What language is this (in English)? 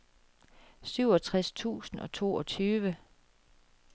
Danish